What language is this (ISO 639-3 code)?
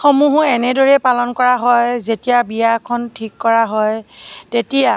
asm